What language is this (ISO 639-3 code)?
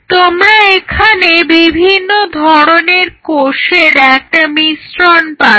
ben